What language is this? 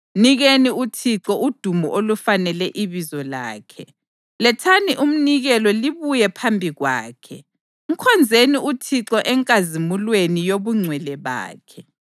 North Ndebele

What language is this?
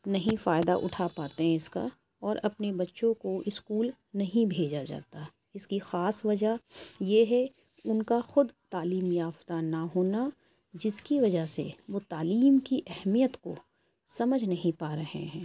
Urdu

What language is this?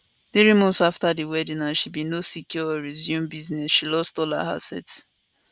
Nigerian Pidgin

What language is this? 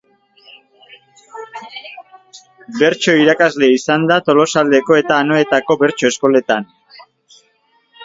Basque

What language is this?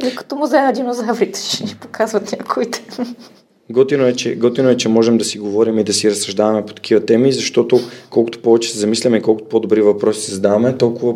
Bulgarian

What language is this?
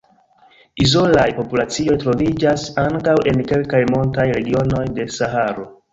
Esperanto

